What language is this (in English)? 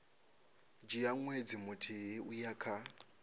Venda